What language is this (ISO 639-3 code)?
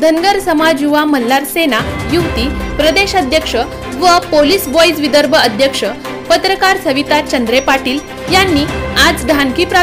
ron